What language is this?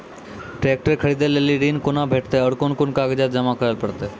Maithili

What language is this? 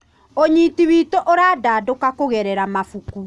Kikuyu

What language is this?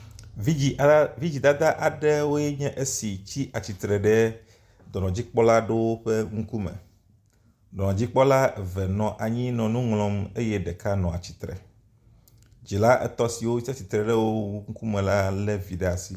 Ewe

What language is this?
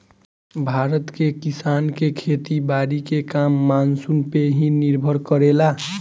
Bhojpuri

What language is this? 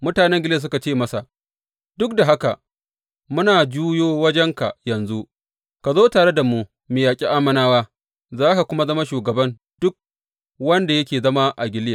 Hausa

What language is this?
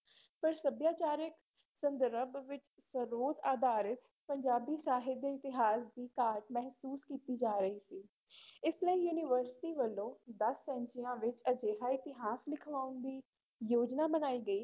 Punjabi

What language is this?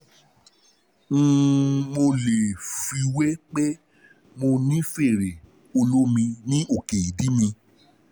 Yoruba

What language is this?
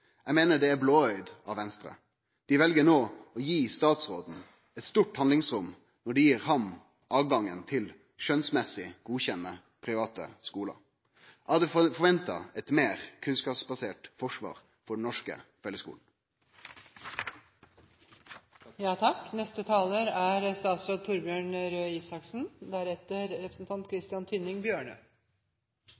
Norwegian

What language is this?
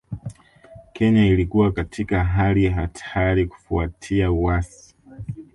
Swahili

